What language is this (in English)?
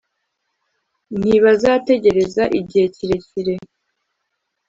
Kinyarwanda